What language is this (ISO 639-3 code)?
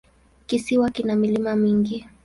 swa